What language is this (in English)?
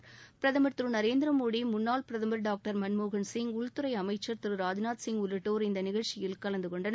Tamil